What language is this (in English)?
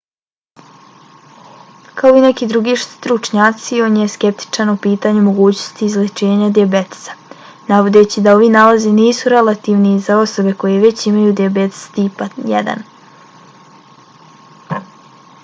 Bosnian